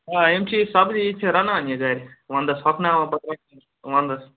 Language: Kashmiri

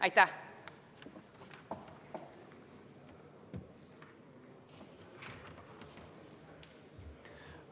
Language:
Estonian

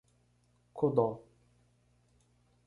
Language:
Portuguese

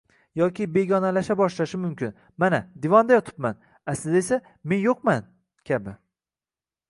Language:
Uzbek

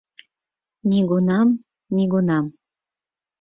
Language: Mari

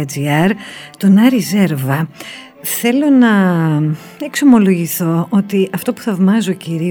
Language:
Greek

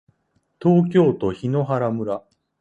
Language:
Japanese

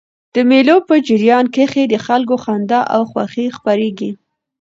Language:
Pashto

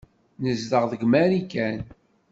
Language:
Kabyle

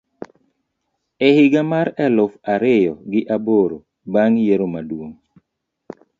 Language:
Luo (Kenya and Tanzania)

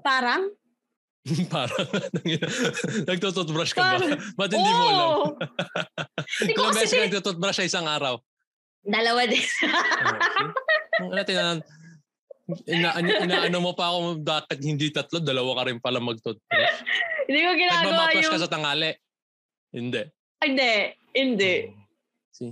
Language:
Filipino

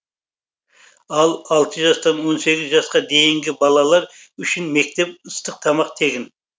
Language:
Kazakh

